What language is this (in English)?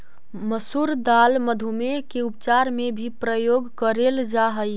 Magahi